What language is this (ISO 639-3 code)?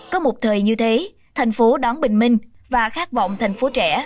vie